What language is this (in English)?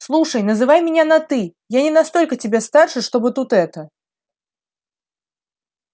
Russian